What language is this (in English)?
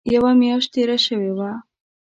Pashto